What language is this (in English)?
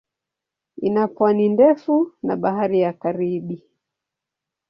Swahili